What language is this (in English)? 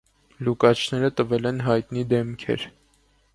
Armenian